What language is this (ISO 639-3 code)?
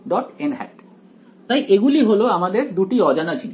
ben